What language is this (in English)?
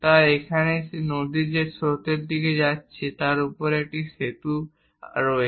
Bangla